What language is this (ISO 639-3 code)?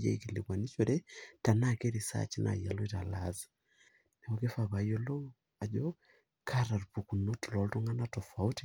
mas